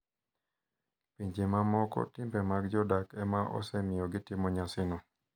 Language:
Luo (Kenya and Tanzania)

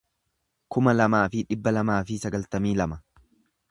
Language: Oromo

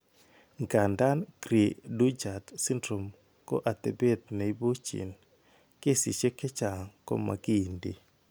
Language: Kalenjin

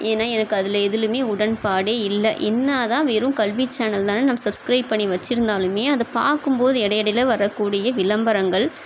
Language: Tamil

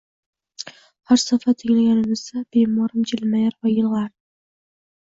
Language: Uzbek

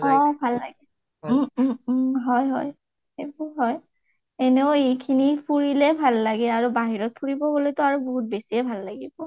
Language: Assamese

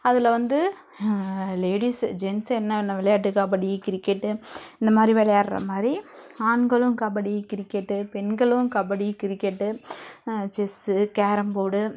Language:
Tamil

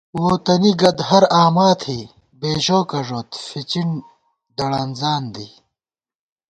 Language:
Gawar-Bati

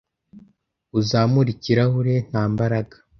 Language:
Kinyarwanda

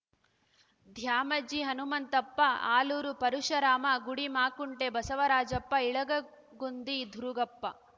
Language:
Kannada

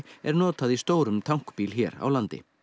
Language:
Icelandic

